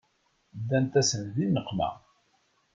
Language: Kabyle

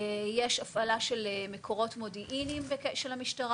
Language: Hebrew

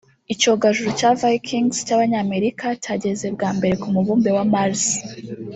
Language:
Kinyarwanda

